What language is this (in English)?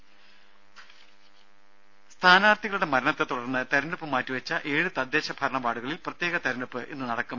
Malayalam